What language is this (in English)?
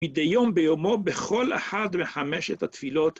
Hebrew